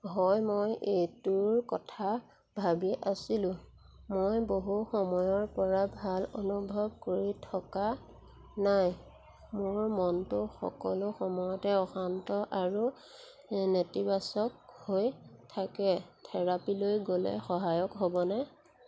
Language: Assamese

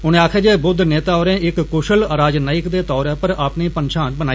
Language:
Dogri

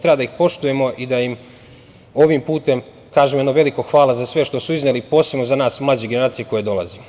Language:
Serbian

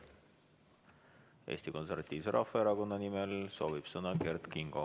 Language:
Estonian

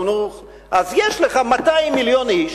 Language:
Hebrew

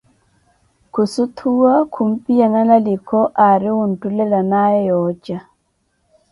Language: Koti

